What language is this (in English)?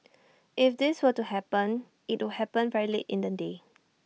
English